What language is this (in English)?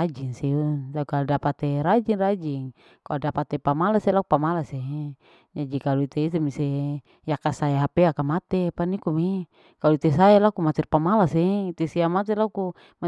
Larike-Wakasihu